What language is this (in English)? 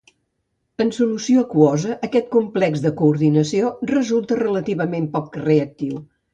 Catalan